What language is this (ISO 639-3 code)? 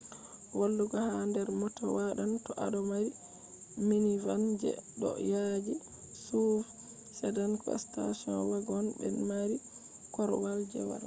ful